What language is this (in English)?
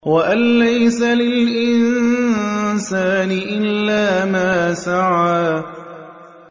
Arabic